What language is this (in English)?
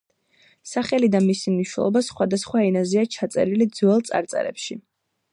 Georgian